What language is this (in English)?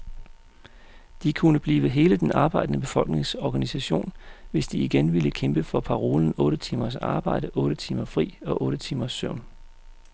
Danish